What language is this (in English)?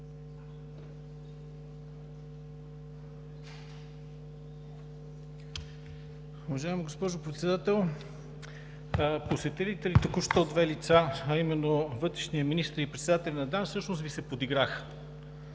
Bulgarian